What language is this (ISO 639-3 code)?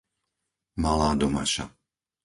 slk